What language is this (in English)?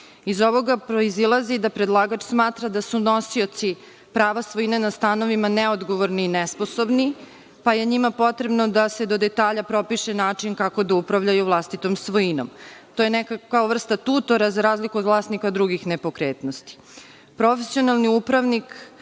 Serbian